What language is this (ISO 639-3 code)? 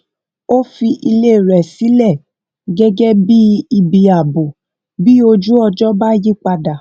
yor